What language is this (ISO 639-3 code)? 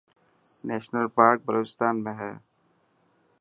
mki